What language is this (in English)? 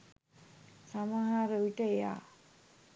Sinhala